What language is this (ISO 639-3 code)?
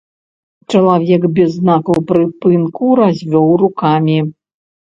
bel